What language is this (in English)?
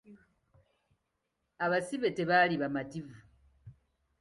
Ganda